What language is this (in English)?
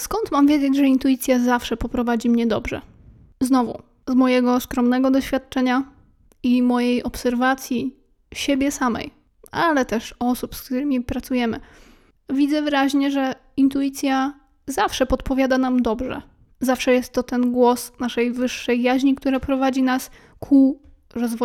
Polish